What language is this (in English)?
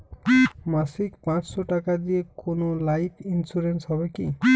Bangla